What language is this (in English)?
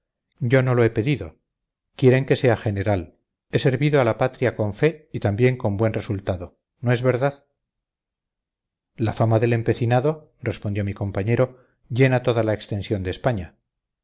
Spanish